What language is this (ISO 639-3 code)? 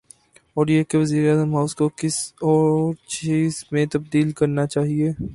urd